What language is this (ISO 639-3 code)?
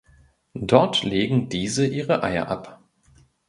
deu